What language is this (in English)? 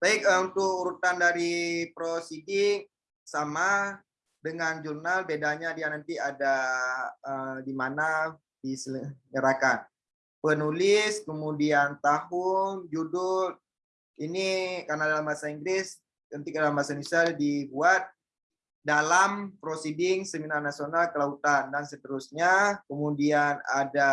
Indonesian